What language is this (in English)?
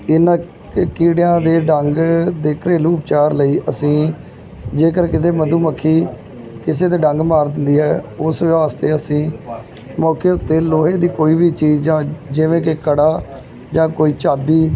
Punjabi